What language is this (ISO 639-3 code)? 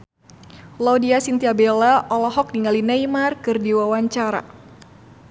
sun